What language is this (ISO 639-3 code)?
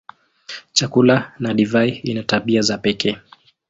swa